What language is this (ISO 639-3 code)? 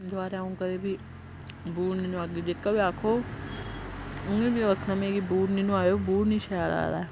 doi